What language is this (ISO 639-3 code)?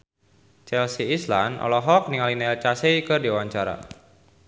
sun